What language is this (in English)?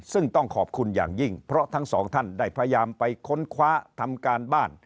Thai